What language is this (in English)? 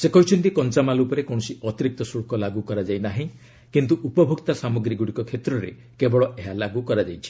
Odia